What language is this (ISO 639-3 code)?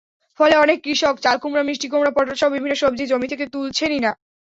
ben